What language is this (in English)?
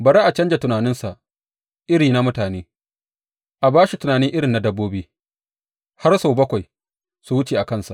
Hausa